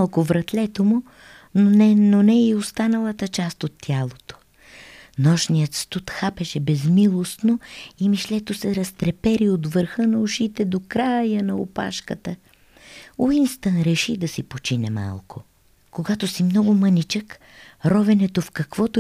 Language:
Bulgarian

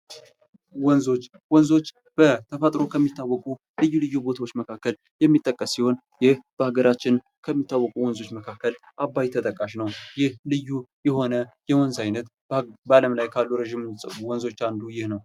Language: Amharic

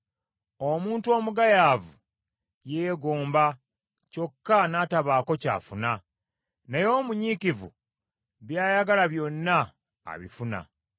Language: Ganda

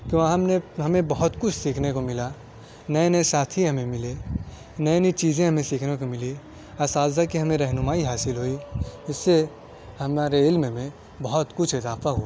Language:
Urdu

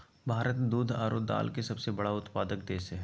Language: Magahi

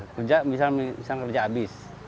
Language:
Indonesian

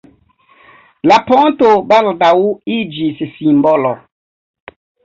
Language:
Esperanto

